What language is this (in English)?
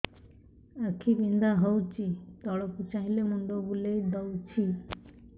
Odia